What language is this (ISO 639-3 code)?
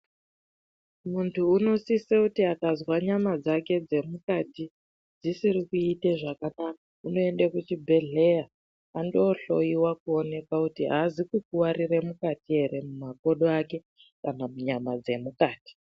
ndc